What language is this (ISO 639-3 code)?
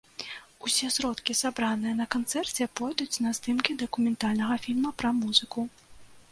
bel